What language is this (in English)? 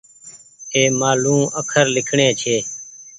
Goaria